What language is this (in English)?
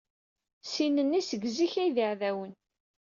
Kabyle